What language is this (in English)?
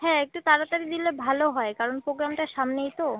Bangla